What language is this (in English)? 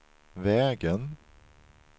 Swedish